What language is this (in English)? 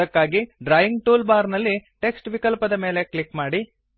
Kannada